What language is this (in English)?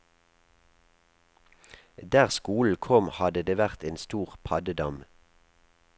Norwegian